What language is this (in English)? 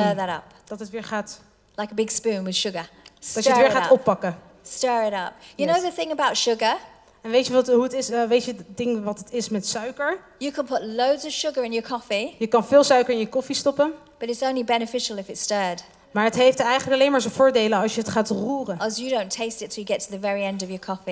Dutch